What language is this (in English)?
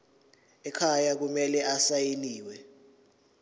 Zulu